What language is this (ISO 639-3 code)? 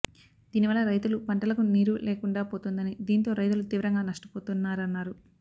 tel